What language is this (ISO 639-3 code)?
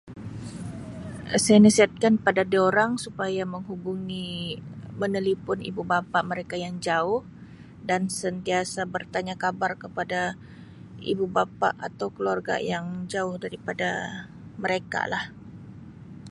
msi